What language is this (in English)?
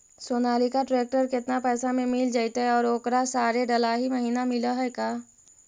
Magahi